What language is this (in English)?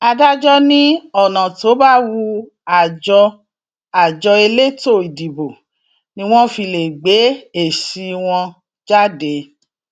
Yoruba